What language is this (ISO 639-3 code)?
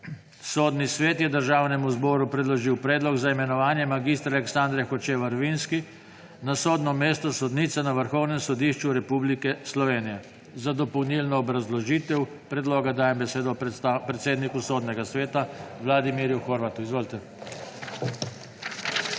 slv